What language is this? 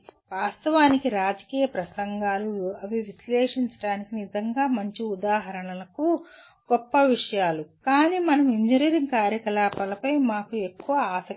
Telugu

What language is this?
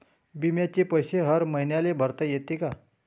Marathi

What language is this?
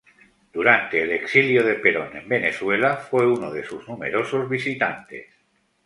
Spanish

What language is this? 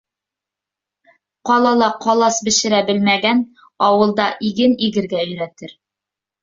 Bashkir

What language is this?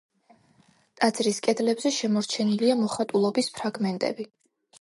Georgian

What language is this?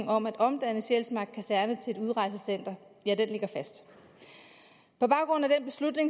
Danish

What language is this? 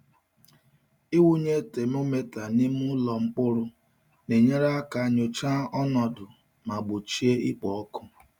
Igbo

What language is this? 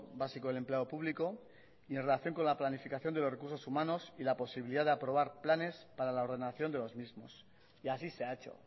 Spanish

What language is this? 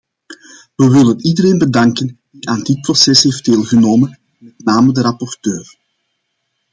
Dutch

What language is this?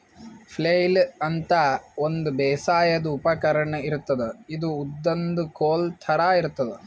Kannada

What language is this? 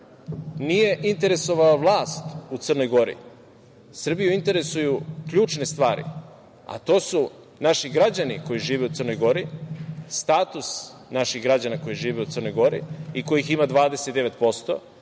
Serbian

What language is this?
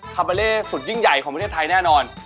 Thai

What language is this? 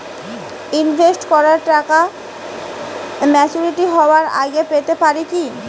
Bangla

